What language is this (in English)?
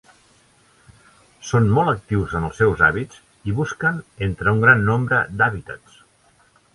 Catalan